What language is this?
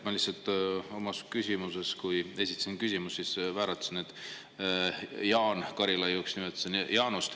Estonian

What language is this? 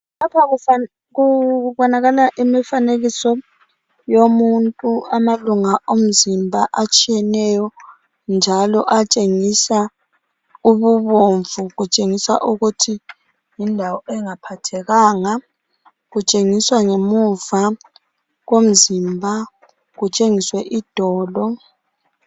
North Ndebele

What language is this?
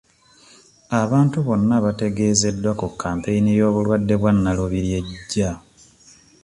Ganda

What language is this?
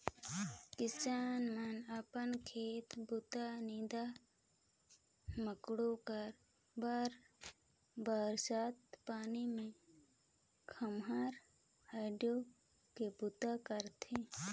Chhattisgarhi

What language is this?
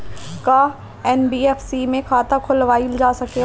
Bhojpuri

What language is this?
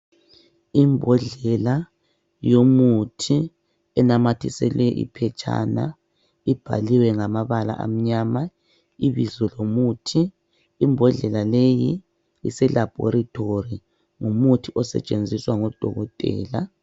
North Ndebele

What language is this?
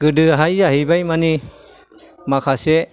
Bodo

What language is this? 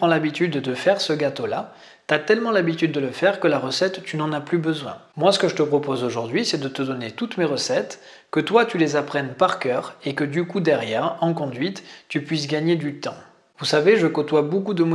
French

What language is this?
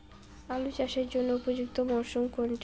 Bangla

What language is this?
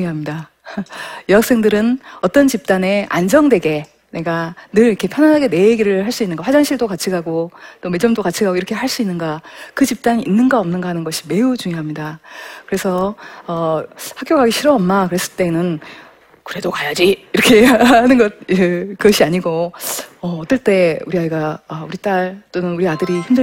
Korean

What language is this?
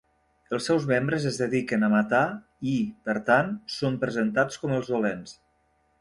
Catalan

